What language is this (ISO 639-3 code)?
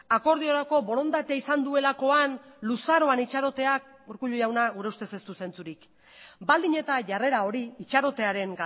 eus